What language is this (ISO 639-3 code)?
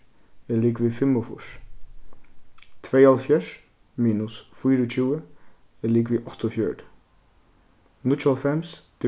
fao